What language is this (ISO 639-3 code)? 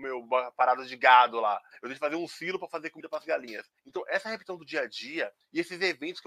por